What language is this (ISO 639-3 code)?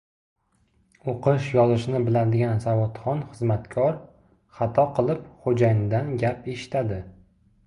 uzb